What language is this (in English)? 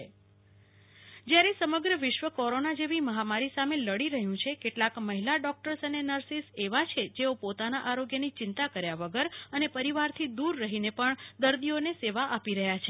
Gujarati